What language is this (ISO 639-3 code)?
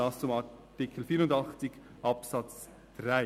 gsw